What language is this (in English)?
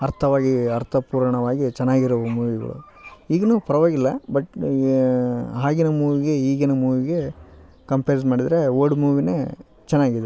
Kannada